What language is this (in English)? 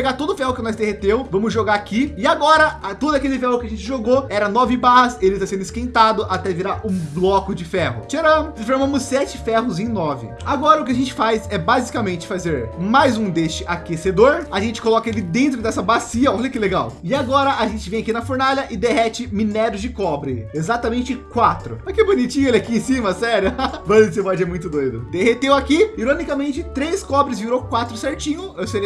Portuguese